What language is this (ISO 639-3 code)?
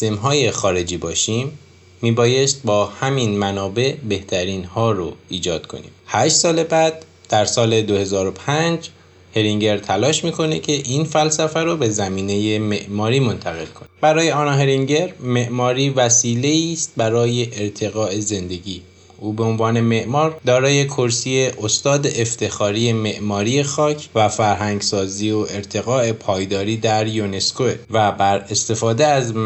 fas